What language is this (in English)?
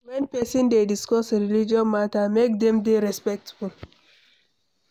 Nigerian Pidgin